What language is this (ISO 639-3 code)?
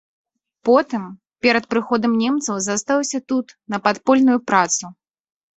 bel